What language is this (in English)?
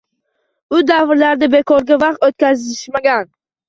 Uzbek